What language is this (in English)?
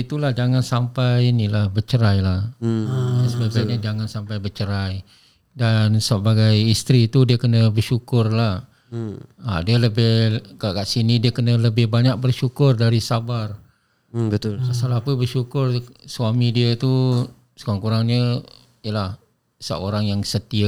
Malay